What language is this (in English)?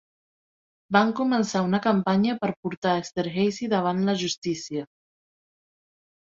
Catalan